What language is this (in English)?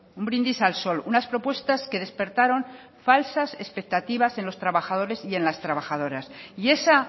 Spanish